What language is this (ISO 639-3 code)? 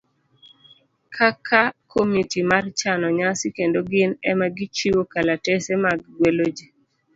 luo